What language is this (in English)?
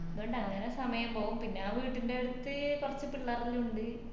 Malayalam